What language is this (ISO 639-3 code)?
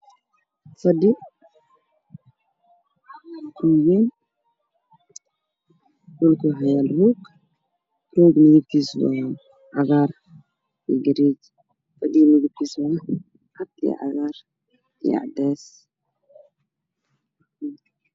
som